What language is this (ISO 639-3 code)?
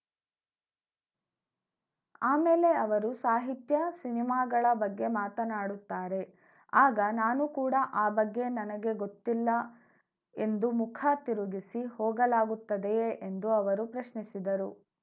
kan